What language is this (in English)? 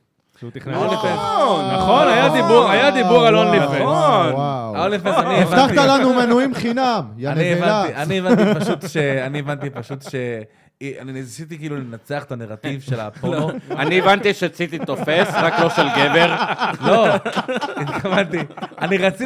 Hebrew